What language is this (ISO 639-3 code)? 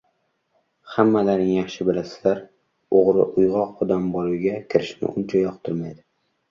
uzb